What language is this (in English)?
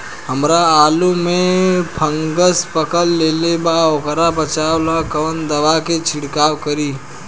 Bhojpuri